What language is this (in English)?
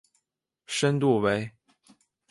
Chinese